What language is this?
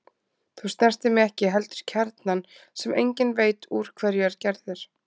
Icelandic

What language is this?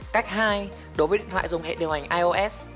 Vietnamese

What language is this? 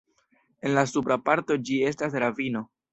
Esperanto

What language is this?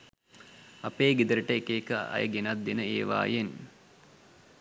Sinhala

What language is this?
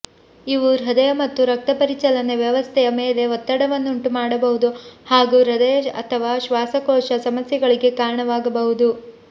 Kannada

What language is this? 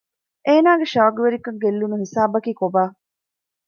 Divehi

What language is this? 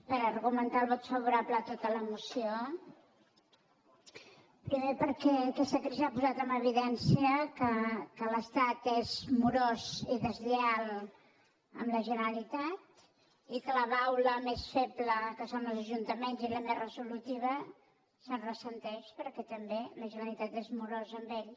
Catalan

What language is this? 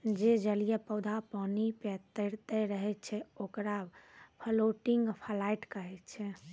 Maithili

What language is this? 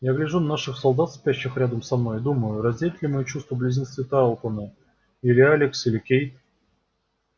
Russian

